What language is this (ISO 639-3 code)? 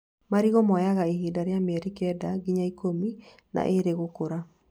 kik